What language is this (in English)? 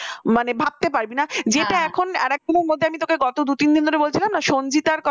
Bangla